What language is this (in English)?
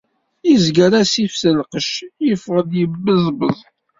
Kabyle